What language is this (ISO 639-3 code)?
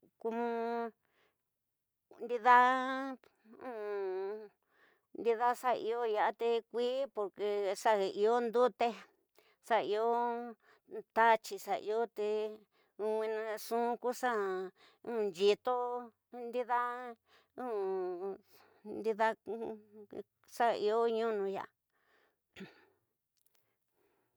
mtx